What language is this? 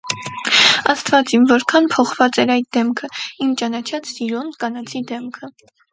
Armenian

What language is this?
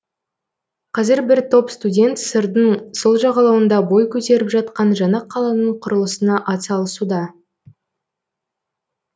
Kazakh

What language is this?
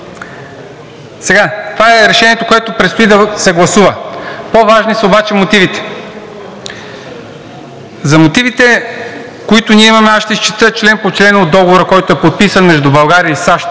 Bulgarian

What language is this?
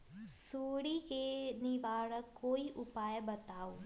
Magahi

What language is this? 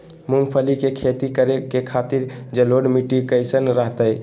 Magahi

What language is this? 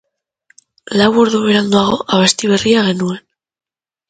Basque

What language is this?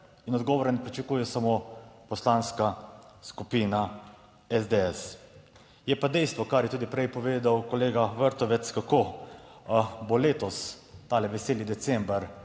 Slovenian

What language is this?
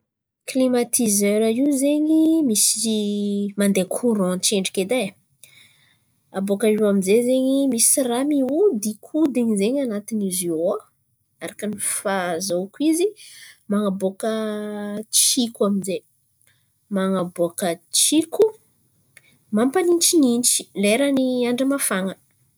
Antankarana Malagasy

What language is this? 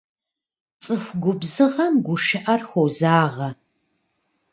Kabardian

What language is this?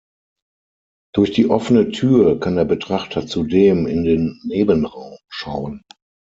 German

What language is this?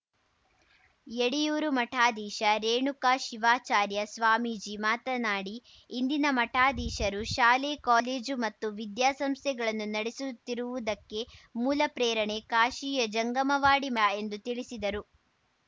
Kannada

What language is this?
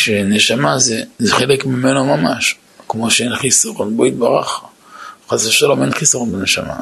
Hebrew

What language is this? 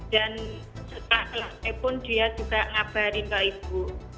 Indonesian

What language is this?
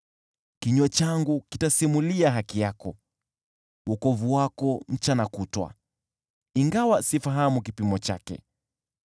Swahili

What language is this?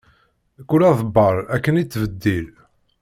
Kabyle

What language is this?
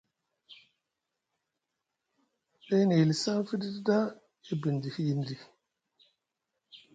Musgu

